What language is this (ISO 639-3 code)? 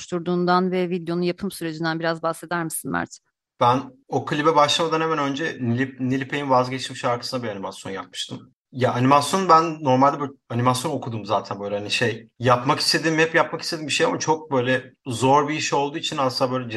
tur